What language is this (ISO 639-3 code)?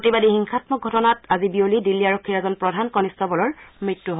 asm